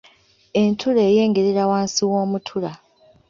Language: Ganda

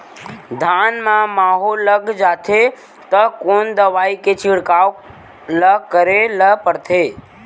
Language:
Chhattisgarhi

